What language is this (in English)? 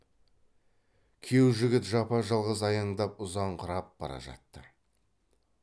Kazakh